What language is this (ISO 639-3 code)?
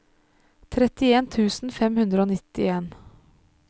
nor